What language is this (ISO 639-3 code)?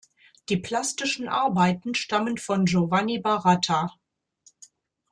deu